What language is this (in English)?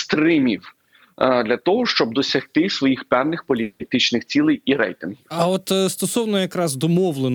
Ukrainian